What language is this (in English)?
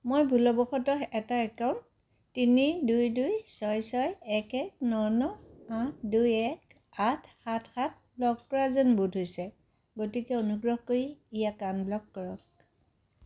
Assamese